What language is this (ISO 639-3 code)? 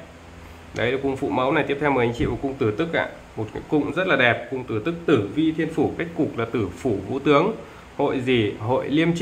vie